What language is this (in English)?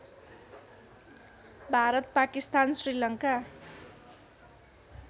Nepali